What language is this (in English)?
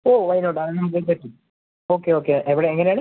Malayalam